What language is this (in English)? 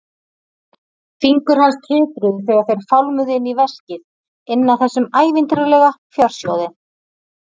Icelandic